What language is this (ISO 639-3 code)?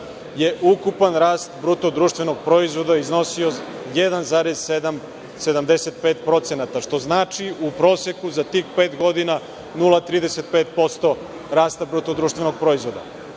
srp